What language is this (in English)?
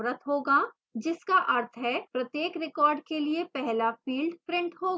Hindi